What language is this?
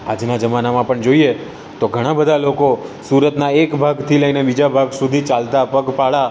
Gujarati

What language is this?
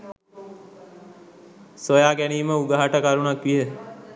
Sinhala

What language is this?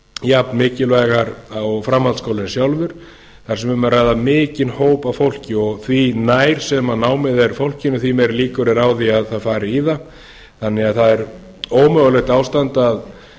Icelandic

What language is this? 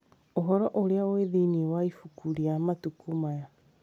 Kikuyu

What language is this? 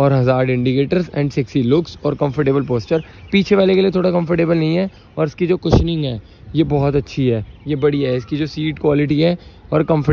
Hindi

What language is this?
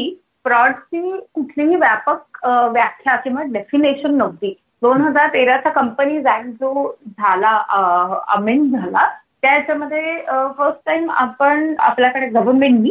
Marathi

